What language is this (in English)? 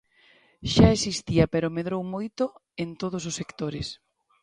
Galician